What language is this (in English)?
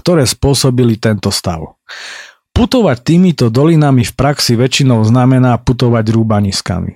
Slovak